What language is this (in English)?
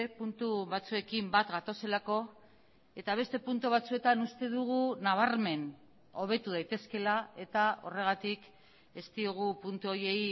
Basque